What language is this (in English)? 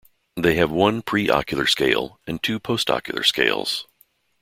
English